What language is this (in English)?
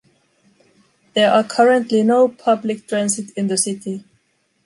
English